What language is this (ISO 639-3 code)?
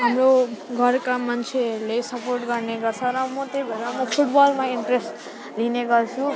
nep